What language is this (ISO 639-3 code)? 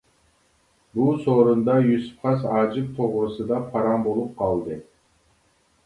uig